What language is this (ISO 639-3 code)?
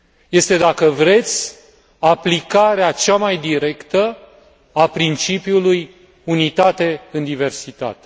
ron